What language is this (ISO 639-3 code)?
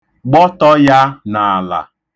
ibo